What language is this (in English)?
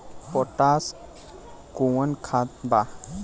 Bhojpuri